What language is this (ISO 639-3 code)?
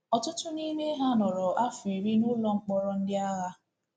ibo